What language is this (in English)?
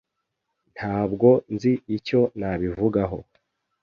Kinyarwanda